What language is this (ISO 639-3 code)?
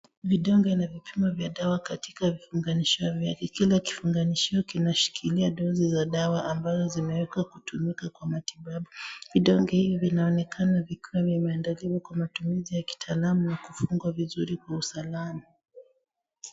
swa